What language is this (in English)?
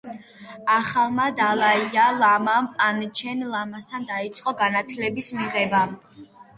Georgian